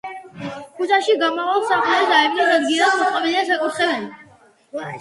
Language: Georgian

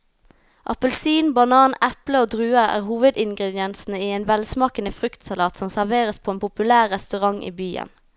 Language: Norwegian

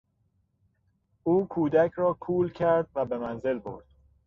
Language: Persian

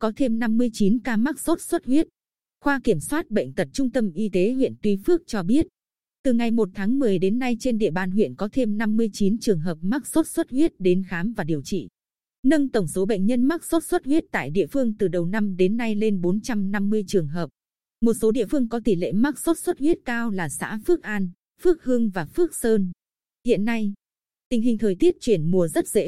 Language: Vietnamese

